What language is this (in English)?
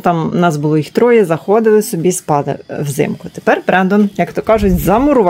Ukrainian